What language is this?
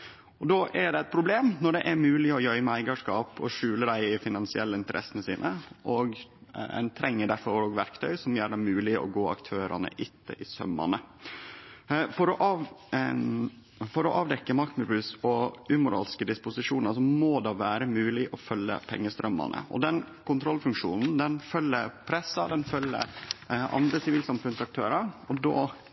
Norwegian Nynorsk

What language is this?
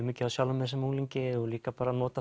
Icelandic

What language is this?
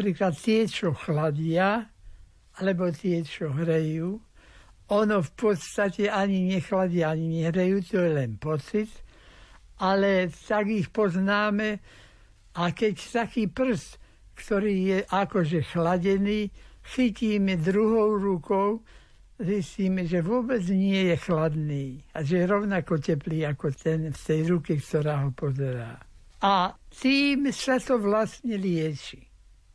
Slovak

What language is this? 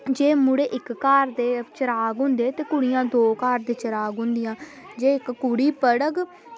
Dogri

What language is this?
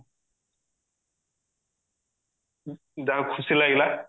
Odia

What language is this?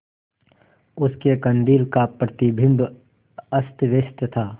Hindi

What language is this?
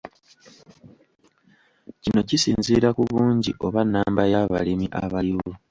Ganda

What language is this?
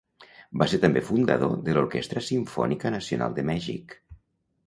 Catalan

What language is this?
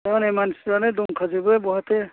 Bodo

